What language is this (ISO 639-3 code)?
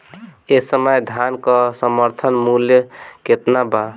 bho